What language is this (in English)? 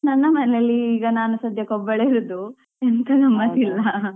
Kannada